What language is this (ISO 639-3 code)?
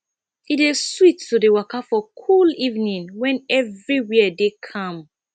pcm